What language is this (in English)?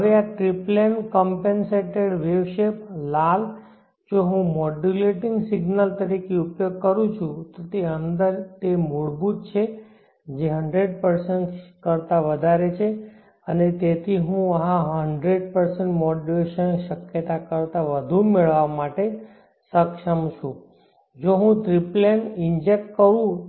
Gujarati